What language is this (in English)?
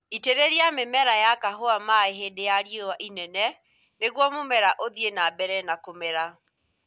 Kikuyu